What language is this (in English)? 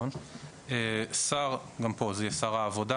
Hebrew